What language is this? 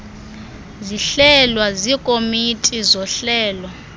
Xhosa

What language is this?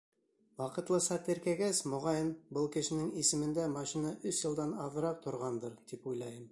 Bashkir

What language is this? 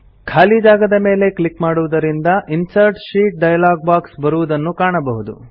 Kannada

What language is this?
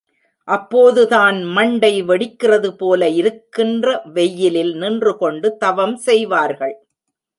Tamil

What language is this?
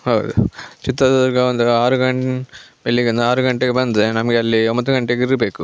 Kannada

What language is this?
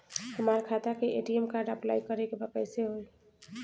Bhojpuri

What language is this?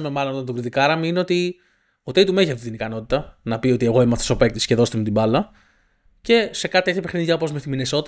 Greek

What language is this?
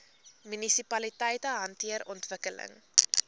Afrikaans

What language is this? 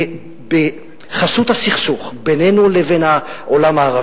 Hebrew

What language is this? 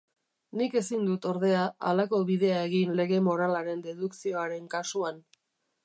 Basque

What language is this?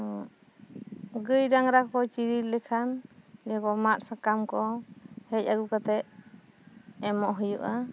Santali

